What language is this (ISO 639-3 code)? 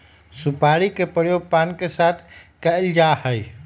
mag